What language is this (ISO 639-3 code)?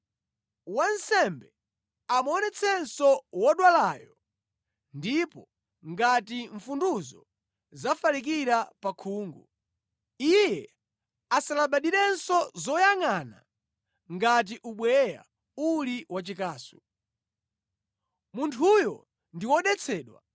nya